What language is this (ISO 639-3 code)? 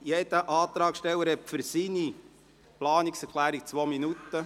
gsw